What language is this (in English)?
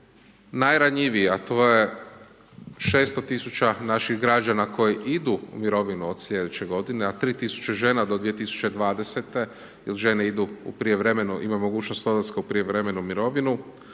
Croatian